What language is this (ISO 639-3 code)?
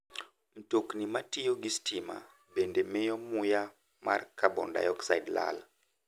luo